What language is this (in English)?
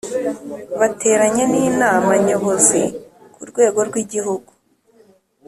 Kinyarwanda